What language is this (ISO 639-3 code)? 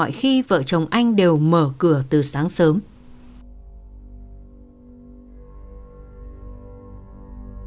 vie